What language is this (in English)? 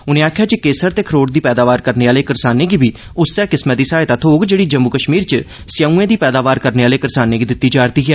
Dogri